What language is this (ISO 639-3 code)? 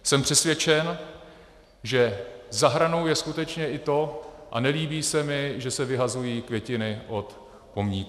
ces